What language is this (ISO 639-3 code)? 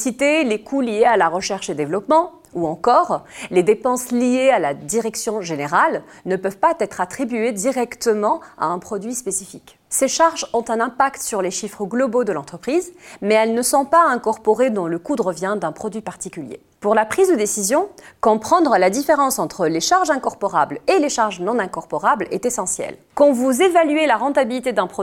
fra